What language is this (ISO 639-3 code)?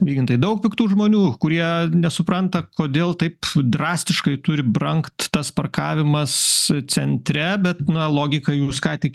lit